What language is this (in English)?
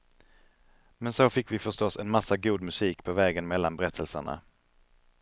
Swedish